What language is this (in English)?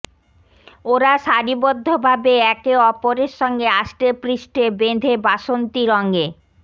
Bangla